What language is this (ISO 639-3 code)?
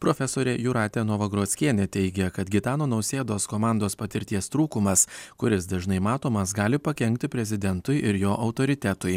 lit